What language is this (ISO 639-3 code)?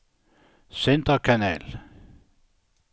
dan